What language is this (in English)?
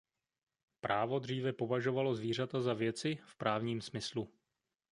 Czech